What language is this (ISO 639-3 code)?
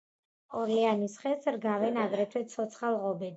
kat